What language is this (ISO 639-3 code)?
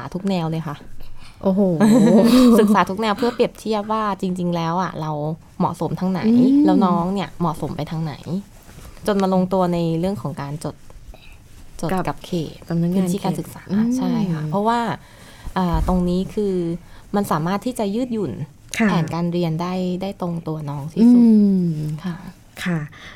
tha